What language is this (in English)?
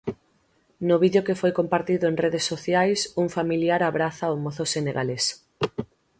Galician